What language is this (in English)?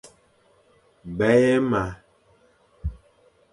Fang